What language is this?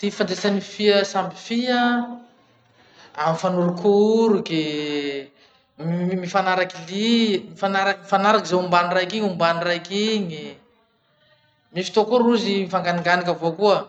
Masikoro Malagasy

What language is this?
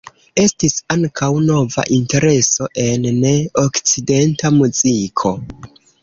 Esperanto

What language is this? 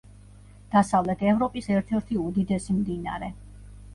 Georgian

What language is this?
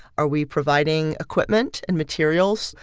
English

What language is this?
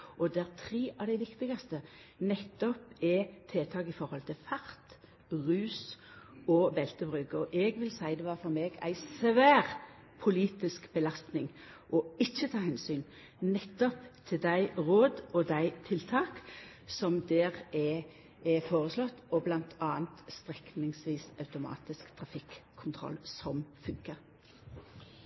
Norwegian Nynorsk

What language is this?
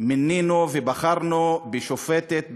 Hebrew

